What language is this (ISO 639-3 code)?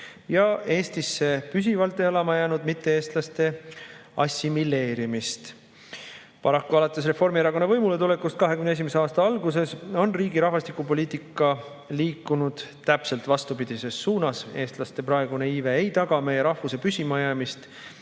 est